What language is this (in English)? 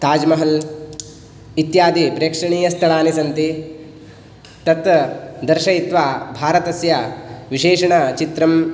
Sanskrit